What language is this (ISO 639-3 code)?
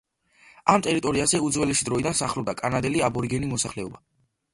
kat